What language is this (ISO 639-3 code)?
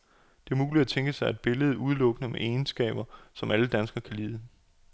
dan